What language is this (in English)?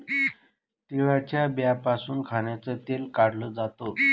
Marathi